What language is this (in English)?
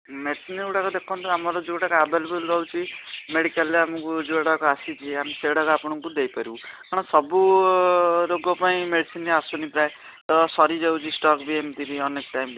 Odia